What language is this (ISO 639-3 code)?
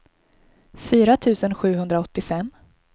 swe